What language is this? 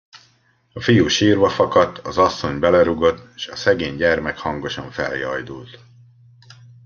Hungarian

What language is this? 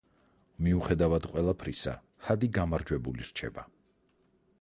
Georgian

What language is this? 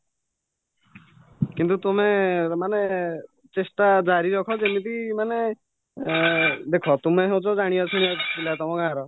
Odia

